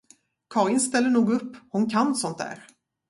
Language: Swedish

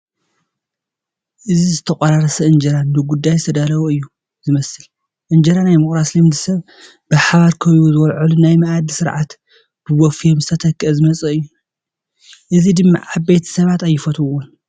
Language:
Tigrinya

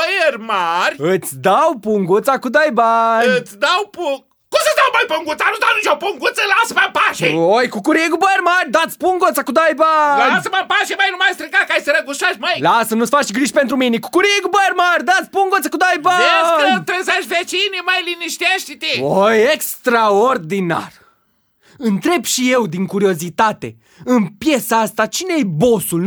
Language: Romanian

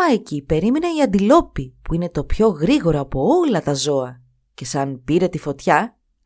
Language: Greek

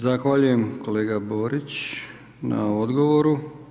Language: Croatian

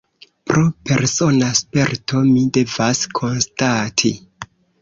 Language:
Esperanto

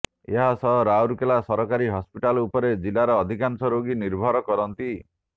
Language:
Odia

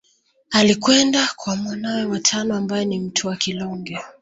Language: Swahili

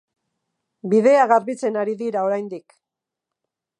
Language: Basque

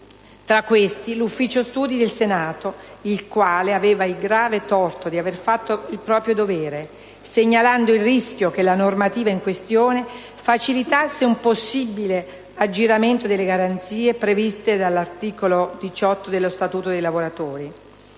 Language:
Italian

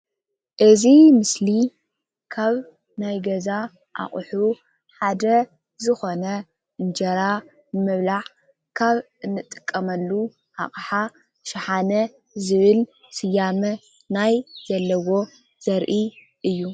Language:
Tigrinya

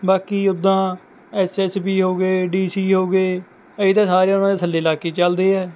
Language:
Punjabi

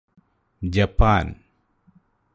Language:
Malayalam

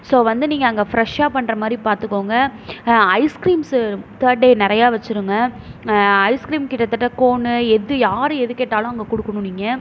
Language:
Tamil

